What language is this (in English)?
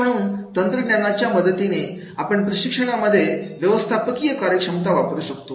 Marathi